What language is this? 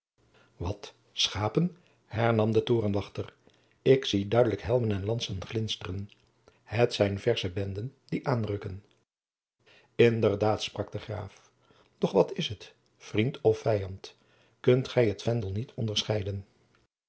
Dutch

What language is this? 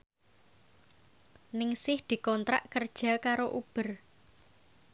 Javanese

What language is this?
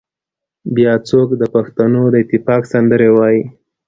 Pashto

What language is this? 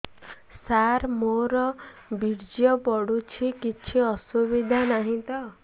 Odia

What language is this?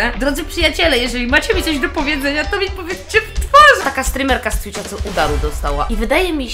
Polish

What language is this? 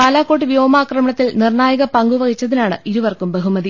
Malayalam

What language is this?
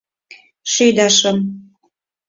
Mari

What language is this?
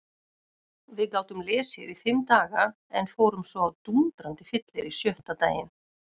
Icelandic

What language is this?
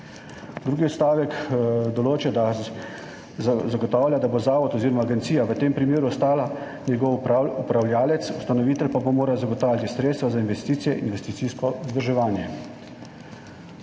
Slovenian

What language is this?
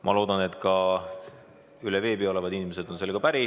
Estonian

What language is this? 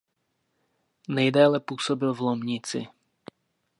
Czech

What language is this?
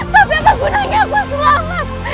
Indonesian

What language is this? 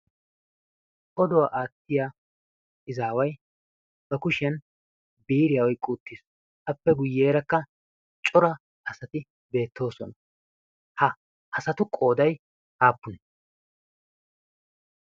Wolaytta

